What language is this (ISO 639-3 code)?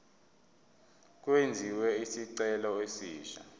zul